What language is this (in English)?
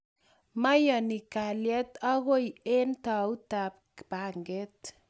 Kalenjin